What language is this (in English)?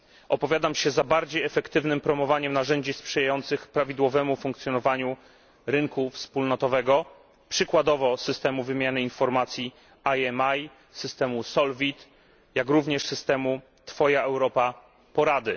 Polish